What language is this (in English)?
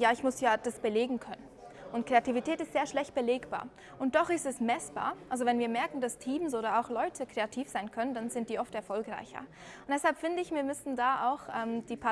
German